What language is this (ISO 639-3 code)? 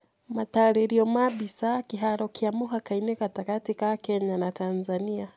kik